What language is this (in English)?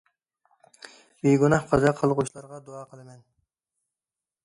Uyghur